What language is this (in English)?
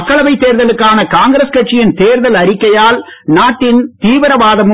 Tamil